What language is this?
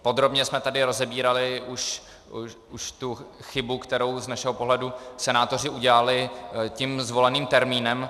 Czech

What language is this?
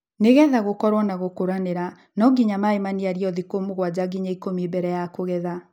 Kikuyu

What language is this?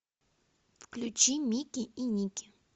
Russian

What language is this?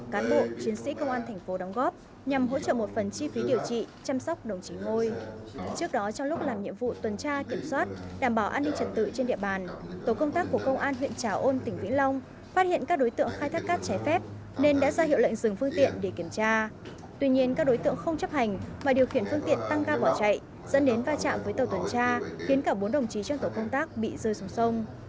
Vietnamese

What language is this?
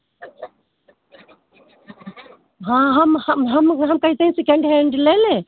Hindi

